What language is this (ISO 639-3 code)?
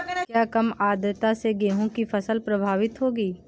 hin